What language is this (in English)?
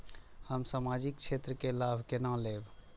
Maithili